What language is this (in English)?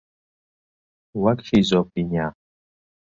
Central Kurdish